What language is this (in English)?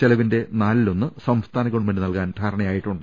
Malayalam